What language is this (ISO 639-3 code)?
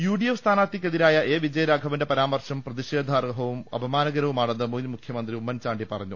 mal